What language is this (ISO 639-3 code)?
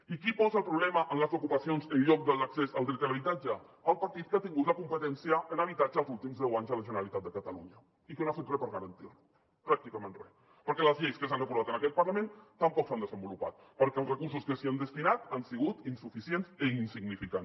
cat